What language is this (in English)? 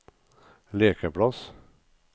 Norwegian